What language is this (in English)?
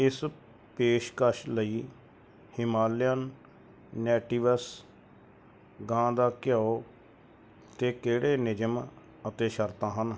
Punjabi